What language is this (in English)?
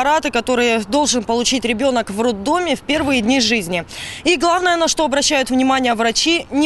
Russian